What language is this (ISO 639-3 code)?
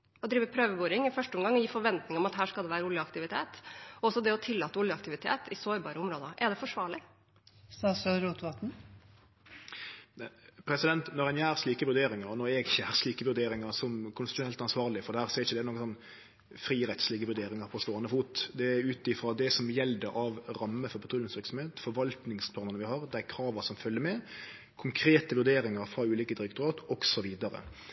nor